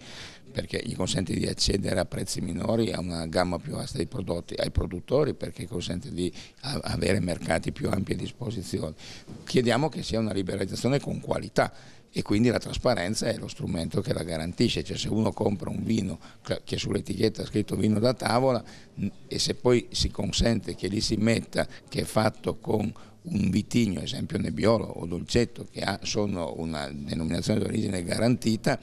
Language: Italian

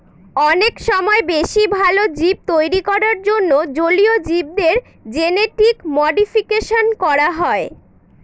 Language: Bangla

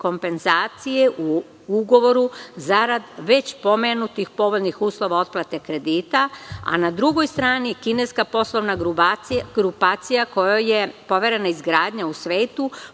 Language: Serbian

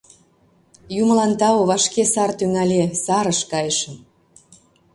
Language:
Mari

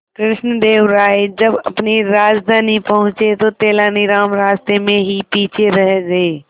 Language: Hindi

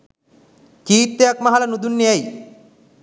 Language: Sinhala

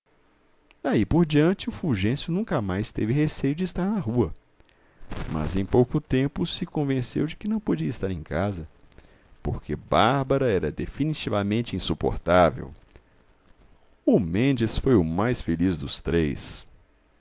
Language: Portuguese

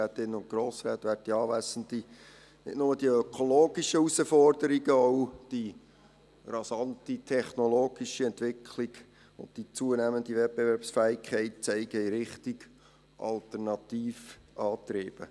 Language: Swiss German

